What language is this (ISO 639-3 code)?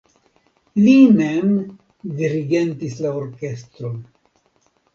epo